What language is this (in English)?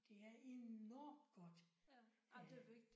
Danish